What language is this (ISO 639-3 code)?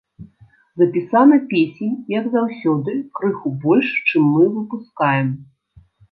bel